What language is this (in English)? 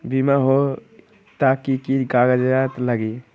Magahi